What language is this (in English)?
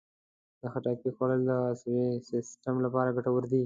Pashto